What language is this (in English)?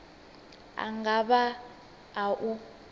Venda